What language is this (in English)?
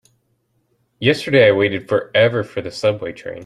English